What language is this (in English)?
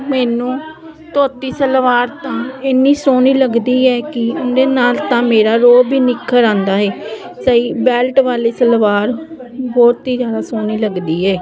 Punjabi